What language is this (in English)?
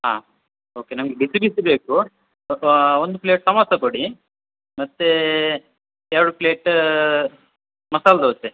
Kannada